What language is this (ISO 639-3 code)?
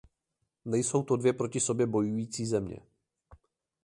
ces